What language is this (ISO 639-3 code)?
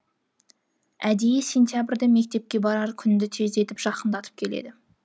kaz